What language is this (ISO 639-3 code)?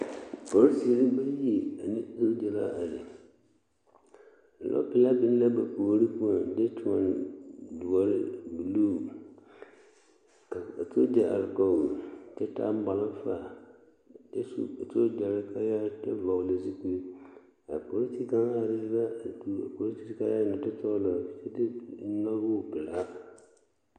dga